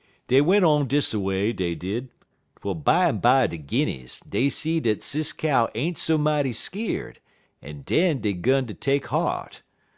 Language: English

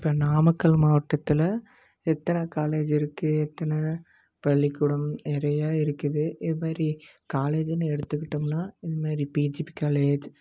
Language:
Tamil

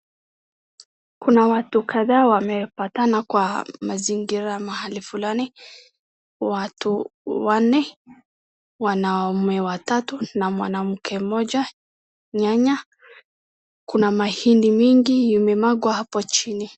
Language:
Swahili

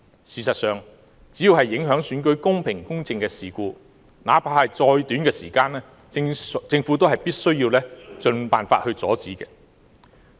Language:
Cantonese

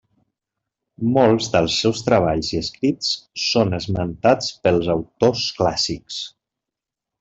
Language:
Catalan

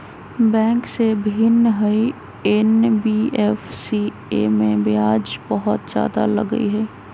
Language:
Magahi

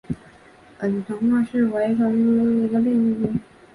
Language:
Chinese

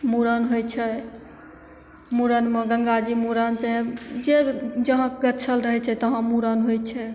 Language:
Maithili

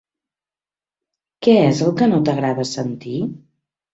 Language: Catalan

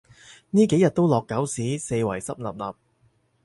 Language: Cantonese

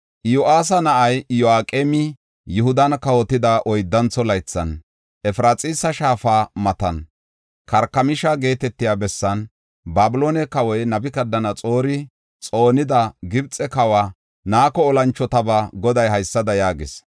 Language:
Gofa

